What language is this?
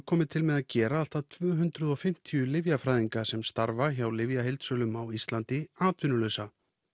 Icelandic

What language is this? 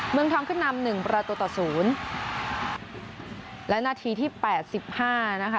Thai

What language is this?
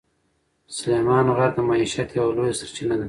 Pashto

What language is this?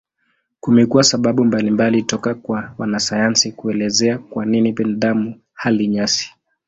Swahili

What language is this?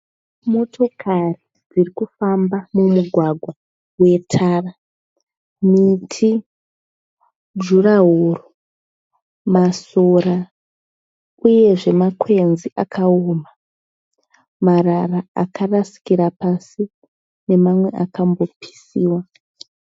Shona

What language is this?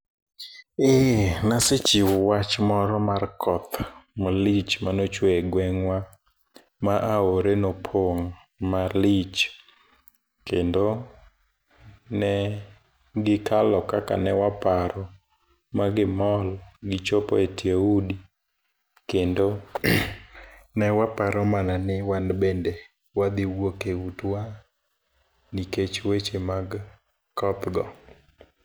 Luo (Kenya and Tanzania)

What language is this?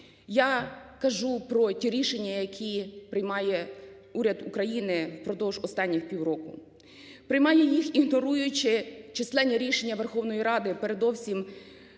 Ukrainian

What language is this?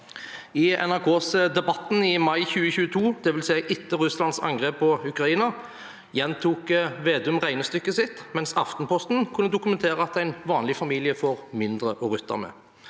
Norwegian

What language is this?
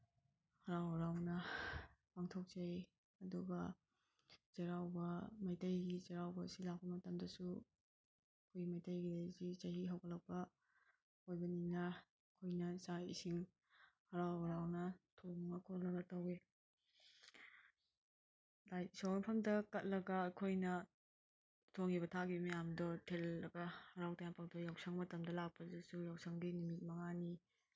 Manipuri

